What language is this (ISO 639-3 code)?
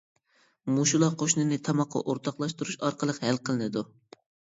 uig